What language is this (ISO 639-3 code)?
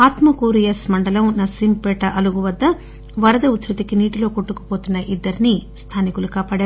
tel